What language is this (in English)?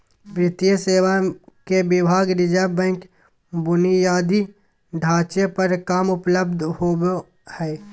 Magahi